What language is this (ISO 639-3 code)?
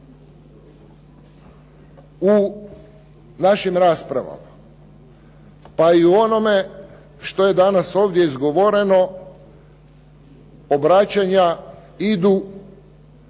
hrv